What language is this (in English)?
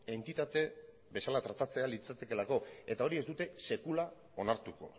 Basque